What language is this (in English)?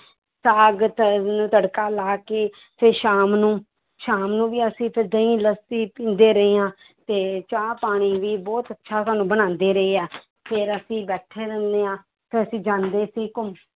Punjabi